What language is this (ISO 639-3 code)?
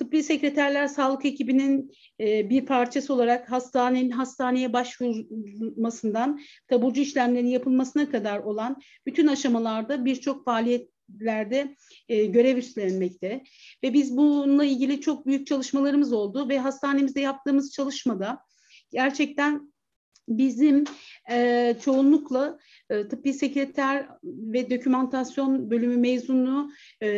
tur